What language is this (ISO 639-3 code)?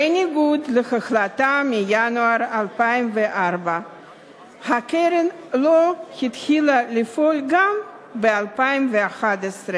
heb